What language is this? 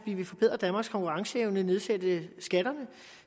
Danish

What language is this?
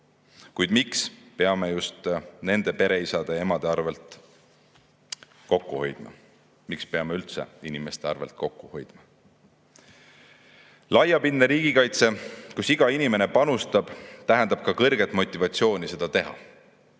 Estonian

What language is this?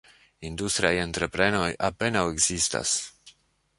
Esperanto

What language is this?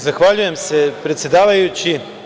Serbian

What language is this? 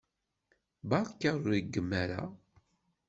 Kabyle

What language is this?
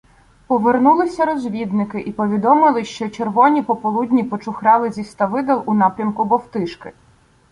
Ukrainian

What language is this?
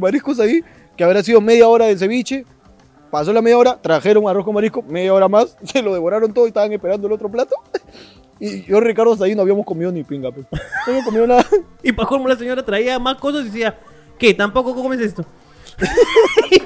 Spanish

